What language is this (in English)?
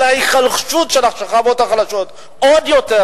Hebrew